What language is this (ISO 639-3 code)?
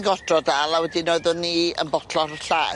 cym